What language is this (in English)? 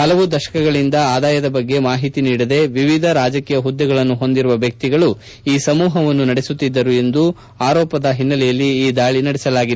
Kannada